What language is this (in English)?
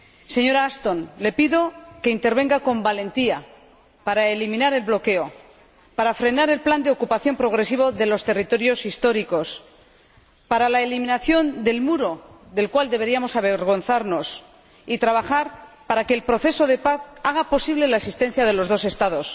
Spanish